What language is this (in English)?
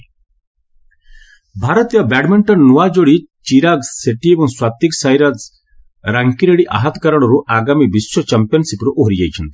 Odia